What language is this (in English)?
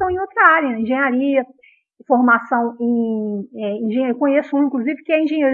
Portuguese